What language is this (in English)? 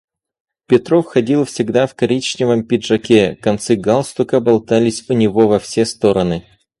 Russian